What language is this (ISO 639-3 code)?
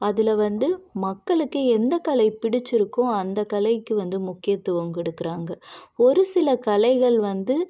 tam